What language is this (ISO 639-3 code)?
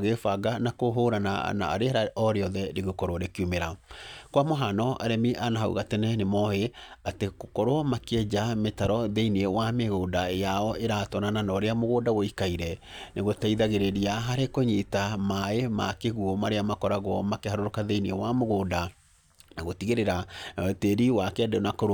kik